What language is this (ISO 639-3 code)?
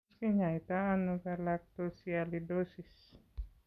kln